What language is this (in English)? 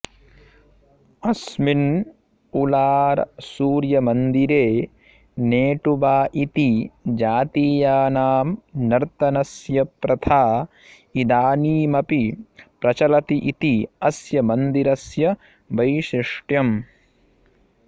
Sanskrit